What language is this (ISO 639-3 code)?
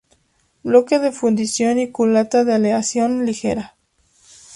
spa